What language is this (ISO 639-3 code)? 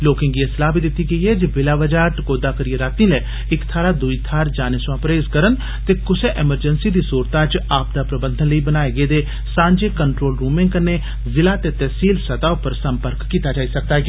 doi